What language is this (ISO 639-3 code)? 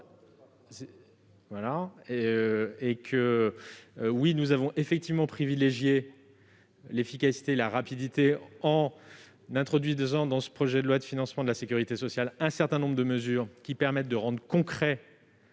fra